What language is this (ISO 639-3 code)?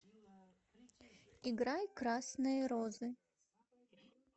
rus